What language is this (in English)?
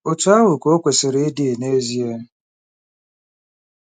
Igbo